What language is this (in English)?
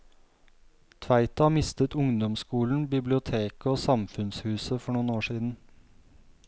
Norwegian